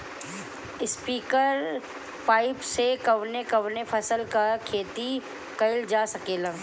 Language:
Bhojpuri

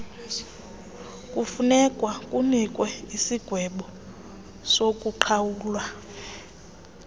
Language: Xhosa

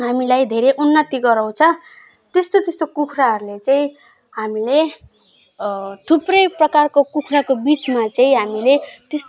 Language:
Nepali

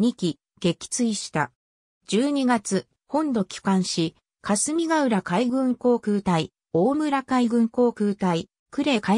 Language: Japanese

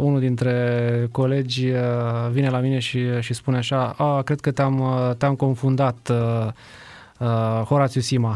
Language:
Romanian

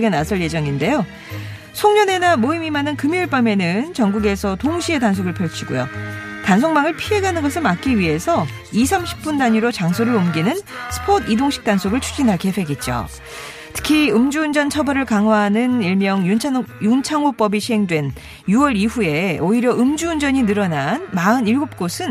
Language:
Korean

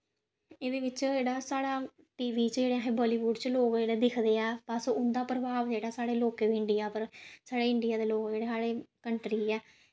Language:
Dogri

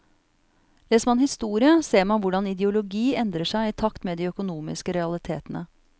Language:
Norwegian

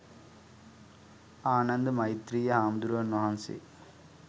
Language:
Sinhala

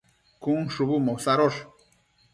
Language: Matsés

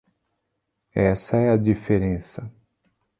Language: Portuguese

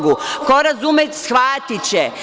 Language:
Serbian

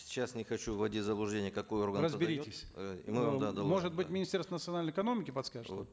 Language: Kazakh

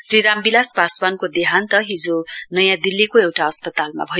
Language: Nepali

